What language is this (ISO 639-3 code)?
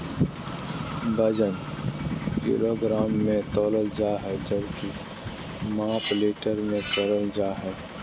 mag